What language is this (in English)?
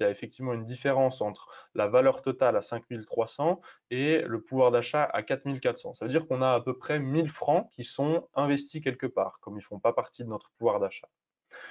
French